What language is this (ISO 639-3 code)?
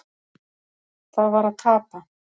isl